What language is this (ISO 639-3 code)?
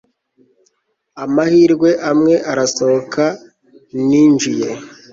kin